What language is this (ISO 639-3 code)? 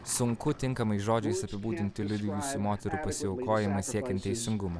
lit